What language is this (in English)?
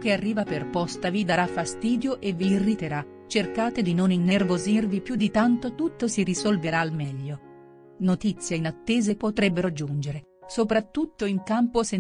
Italian